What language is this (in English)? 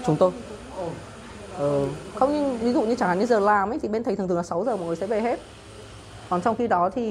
Vietnamese